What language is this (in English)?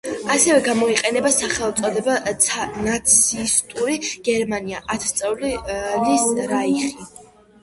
Georgian